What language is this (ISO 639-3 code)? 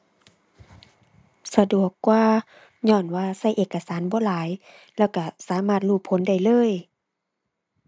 tha